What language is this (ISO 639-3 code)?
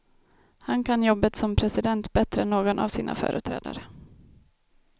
swe